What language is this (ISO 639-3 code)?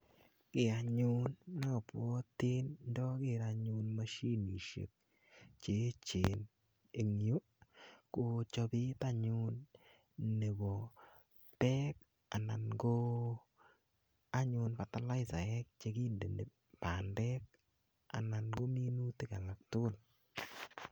kln